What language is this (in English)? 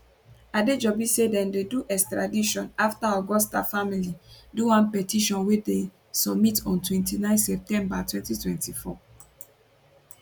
Nigerian Pidgin